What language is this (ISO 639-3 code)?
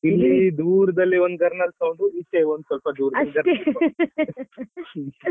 kan